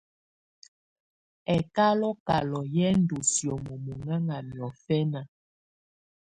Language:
Tunen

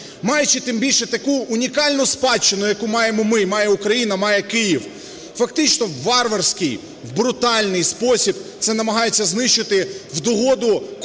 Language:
Ukrainian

